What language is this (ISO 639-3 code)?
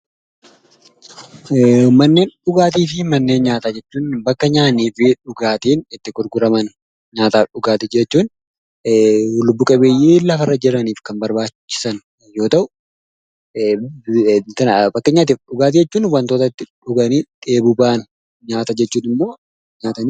orm